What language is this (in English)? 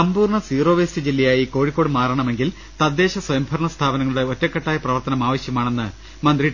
Malayalam